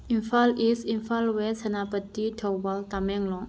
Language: Manipuri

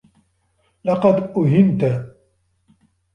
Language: Arabic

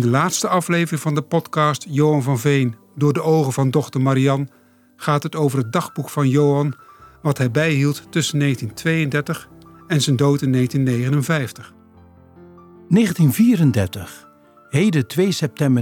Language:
Dutch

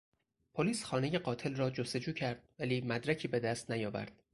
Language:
Persian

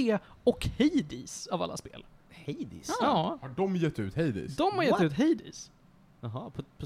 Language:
Swedish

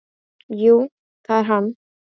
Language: Icelandic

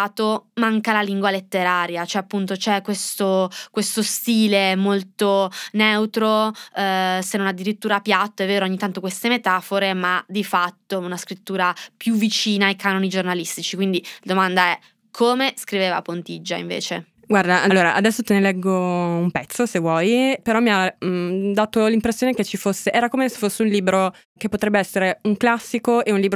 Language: Italian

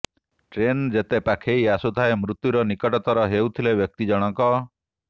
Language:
Odia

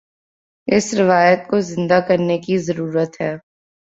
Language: Urdu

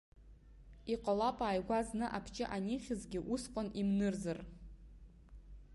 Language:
Abkhazian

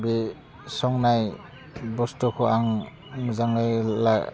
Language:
Bodo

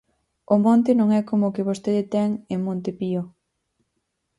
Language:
Galician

